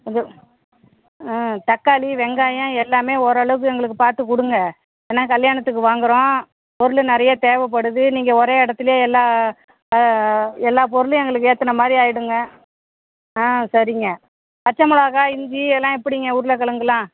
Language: Tamil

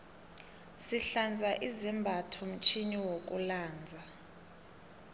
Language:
South Ndebele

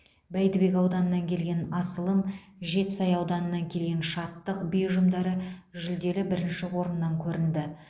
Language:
Kazakh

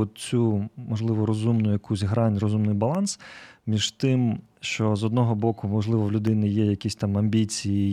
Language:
Ukrainian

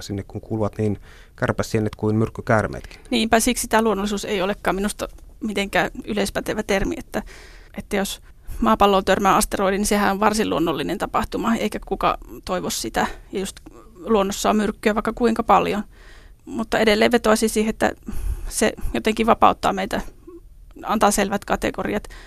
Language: Finnish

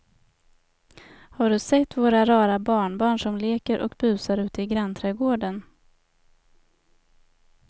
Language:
Swedish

